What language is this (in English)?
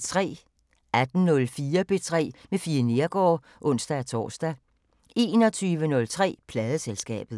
Danish